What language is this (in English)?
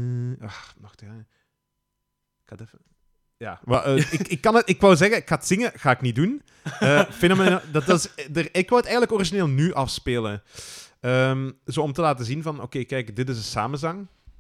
Dutch